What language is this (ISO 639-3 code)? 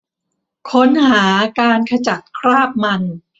tha